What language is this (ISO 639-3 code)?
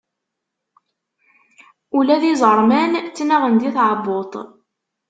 kab